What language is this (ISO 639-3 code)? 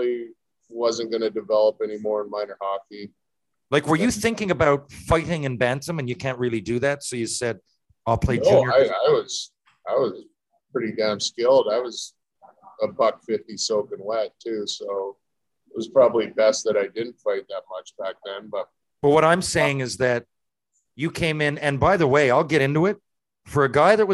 eng